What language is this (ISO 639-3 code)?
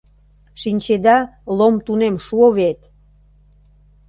chm